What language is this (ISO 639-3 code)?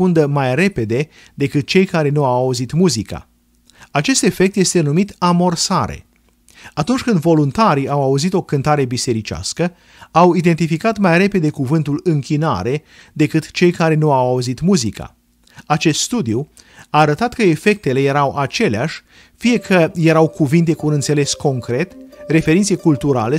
ron